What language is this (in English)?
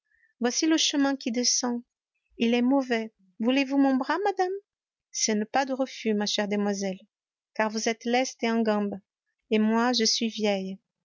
French